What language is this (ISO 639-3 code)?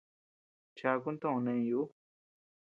cux